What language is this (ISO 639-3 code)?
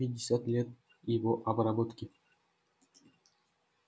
rus